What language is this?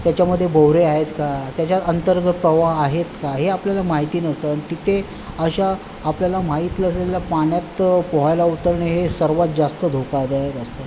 Marathi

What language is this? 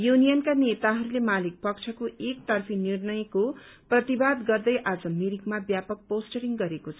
Nepali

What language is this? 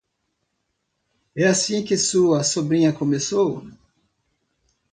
Portuguese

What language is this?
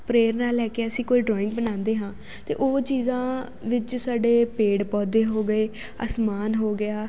Punjabi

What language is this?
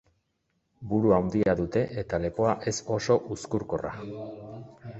Basque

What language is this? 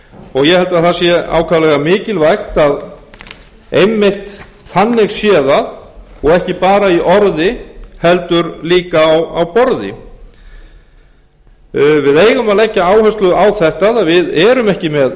Icelandic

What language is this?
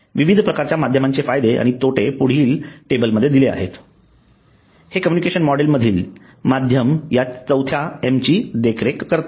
Marathi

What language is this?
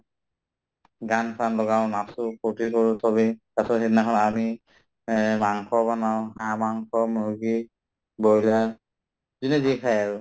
Assamese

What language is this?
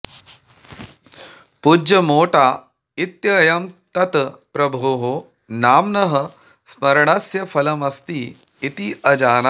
Sanskrit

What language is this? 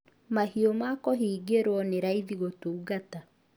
Kikuyu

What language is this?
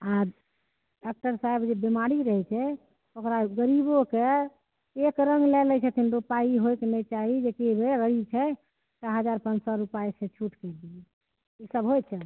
Maithili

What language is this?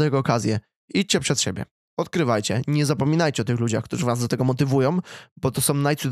Polish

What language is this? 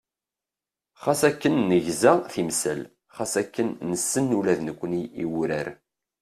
Kabyle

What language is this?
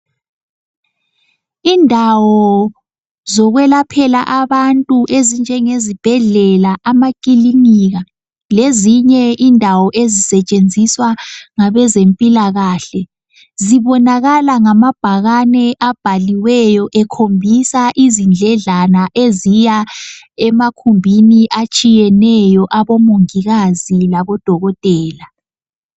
North Ndebele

